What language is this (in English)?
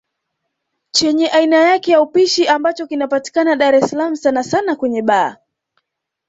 Swahili